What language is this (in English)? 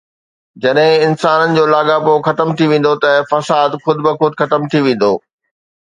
Sindhi